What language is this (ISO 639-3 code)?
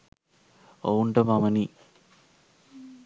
sin